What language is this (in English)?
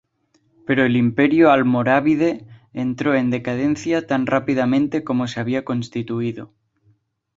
Spanish